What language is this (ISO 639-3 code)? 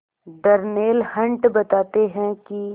hin